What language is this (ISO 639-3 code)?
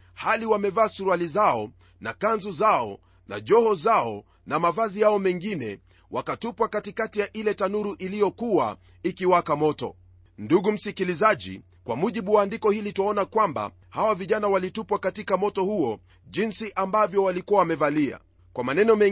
swa